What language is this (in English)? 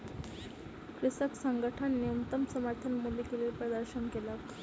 Maithili